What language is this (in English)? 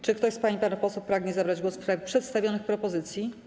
Polish